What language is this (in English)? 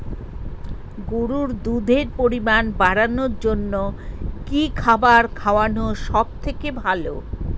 Bangla